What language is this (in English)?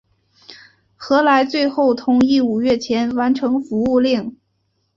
Chinese